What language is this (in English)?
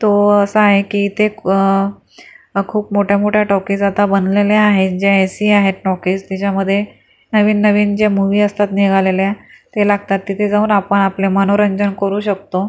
Marathi